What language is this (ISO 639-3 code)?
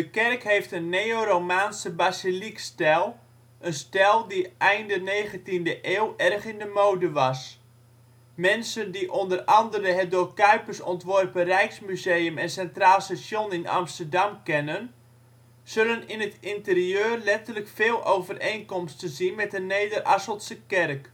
nld